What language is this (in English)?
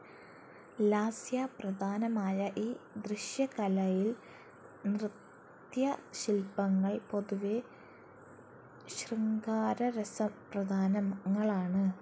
Malayalam